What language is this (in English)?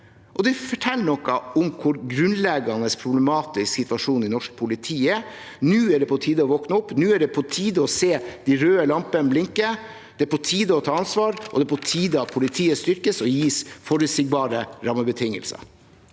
Norwegian